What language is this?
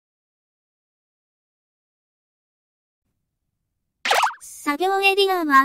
Japanese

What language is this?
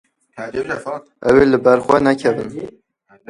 Kurdish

